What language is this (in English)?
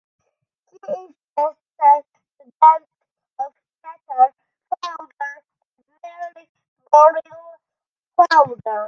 English